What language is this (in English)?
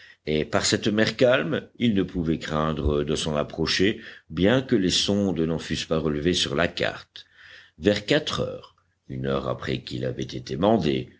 French